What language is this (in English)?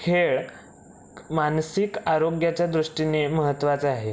Marathi